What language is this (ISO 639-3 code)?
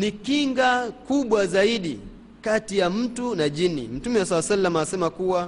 swa